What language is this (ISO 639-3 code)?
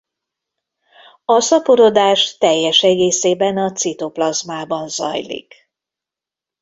hun